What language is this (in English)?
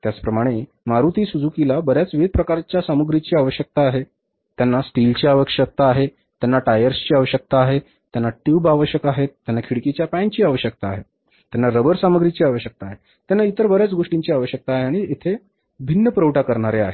Marathi